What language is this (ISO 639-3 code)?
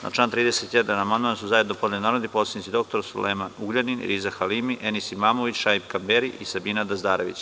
srp